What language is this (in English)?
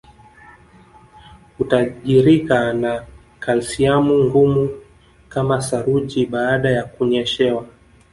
Swahili